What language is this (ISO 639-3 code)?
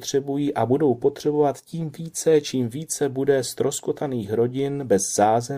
ces